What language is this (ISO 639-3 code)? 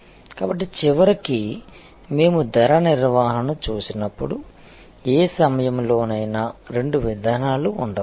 tel